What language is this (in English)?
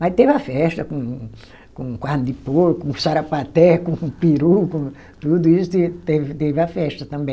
Portuguese